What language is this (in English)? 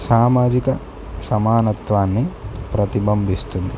Telugu